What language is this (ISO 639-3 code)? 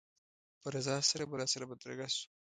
pus